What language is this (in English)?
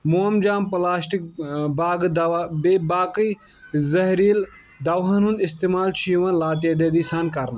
Kashmiri